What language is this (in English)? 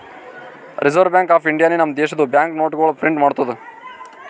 Kannada